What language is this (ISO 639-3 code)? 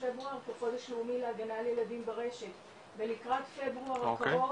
heb